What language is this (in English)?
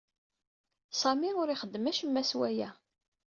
Kabyle